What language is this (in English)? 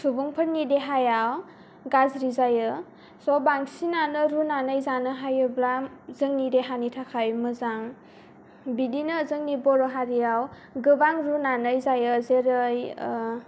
Bodo